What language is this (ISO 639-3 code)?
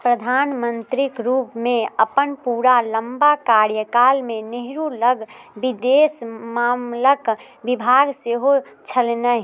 mai